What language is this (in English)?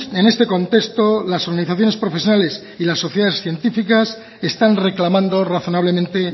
Spanish